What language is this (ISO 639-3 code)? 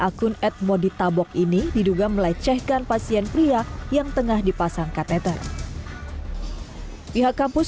ind